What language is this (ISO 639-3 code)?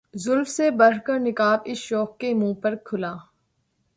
urd